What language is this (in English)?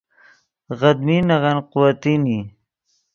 Yidgha